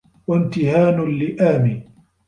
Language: Arabic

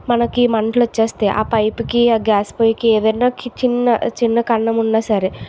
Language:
Telugu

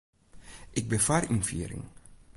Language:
Western Frisian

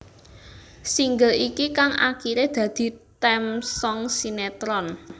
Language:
Javanese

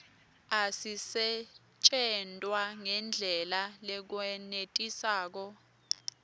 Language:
Swati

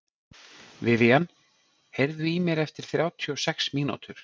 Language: Icelandic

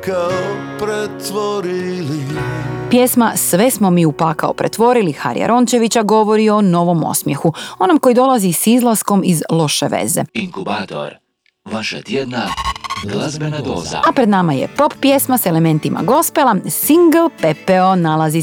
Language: Croatian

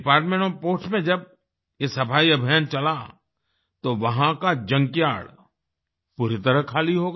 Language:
Hindi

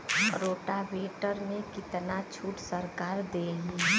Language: Bhojpuri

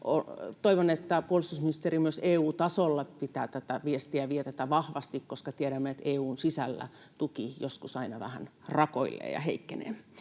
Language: Finnish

